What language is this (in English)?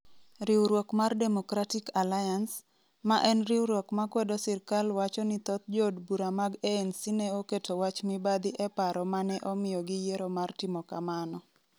Luo (Kenya and Tanzania)